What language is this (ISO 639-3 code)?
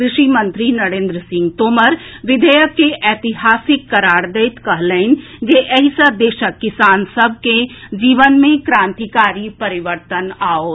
mai